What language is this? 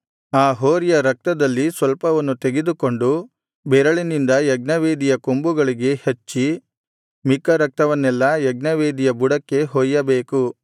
Kannada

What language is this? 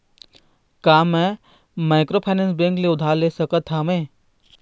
Chhattisgarhi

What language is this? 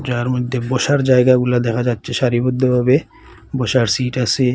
Bangla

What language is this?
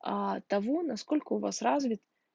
Russian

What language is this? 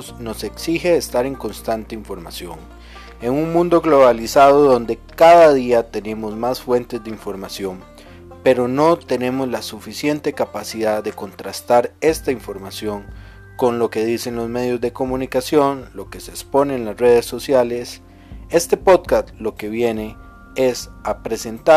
Spanish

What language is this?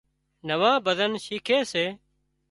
Wadiyara Koli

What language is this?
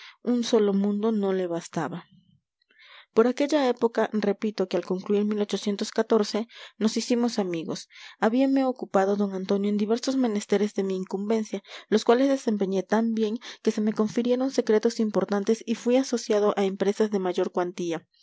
Spanish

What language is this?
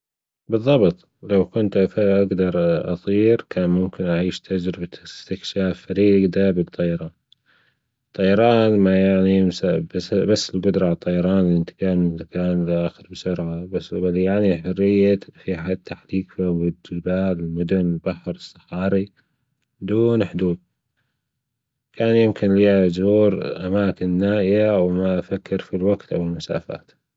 Gulf Arabic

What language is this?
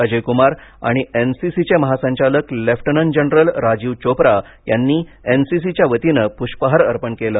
Marathi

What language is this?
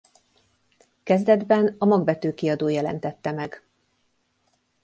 Hungarian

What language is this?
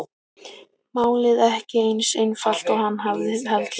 Icelandic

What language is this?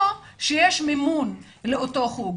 Hebrew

